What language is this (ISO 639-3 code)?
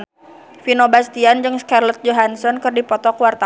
sun